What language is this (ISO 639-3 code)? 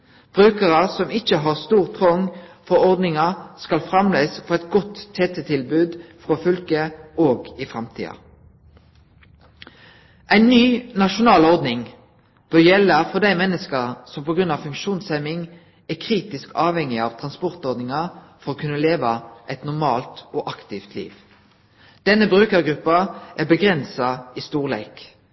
nno